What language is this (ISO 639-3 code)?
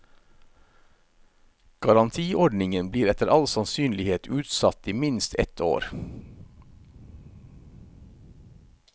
nor